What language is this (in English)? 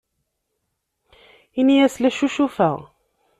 Kabyle